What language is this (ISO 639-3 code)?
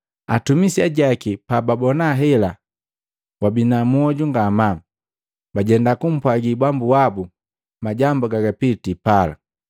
mgv